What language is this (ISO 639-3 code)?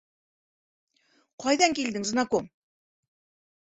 bak